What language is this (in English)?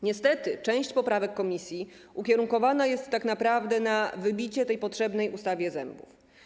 Polish